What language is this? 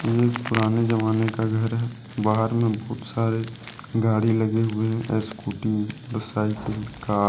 Hindi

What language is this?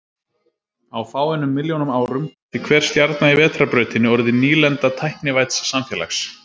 Icelandic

